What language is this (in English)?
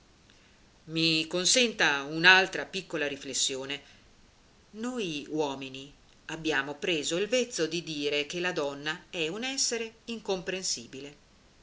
Italian